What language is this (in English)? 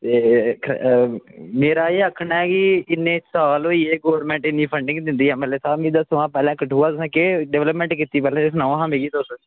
Dogri